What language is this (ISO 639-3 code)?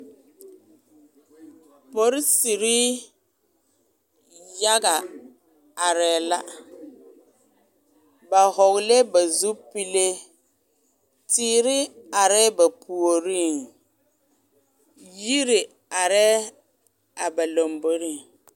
dga